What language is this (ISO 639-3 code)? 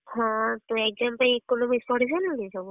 ori